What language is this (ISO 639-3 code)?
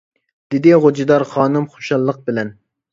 uig